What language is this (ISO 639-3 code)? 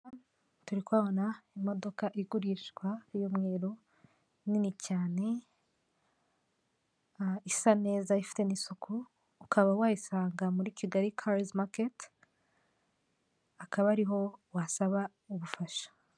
kin